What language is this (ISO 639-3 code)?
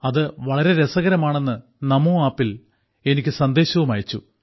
mal